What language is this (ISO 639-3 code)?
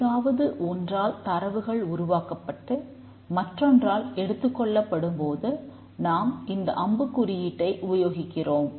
tam